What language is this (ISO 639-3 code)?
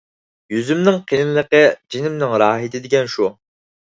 uig